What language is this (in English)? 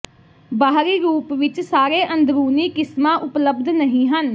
Punjabi